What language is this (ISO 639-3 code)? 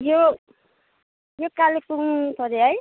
nep